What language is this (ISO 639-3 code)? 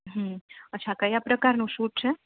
guj